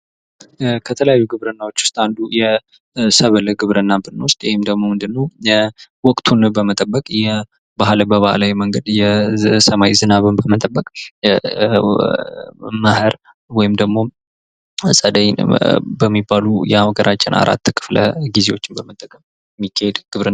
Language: Amharic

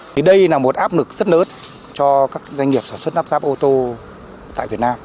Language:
Vietnamese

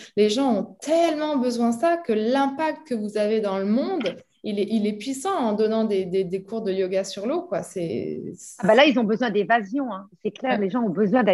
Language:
French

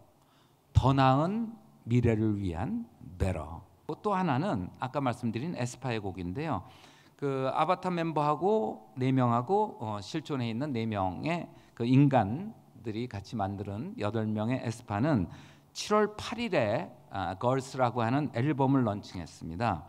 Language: Korean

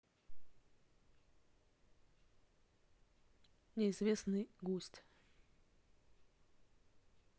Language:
Russian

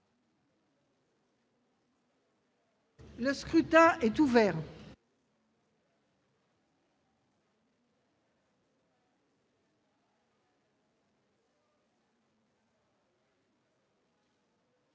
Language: French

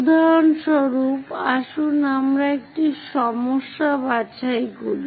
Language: Bangla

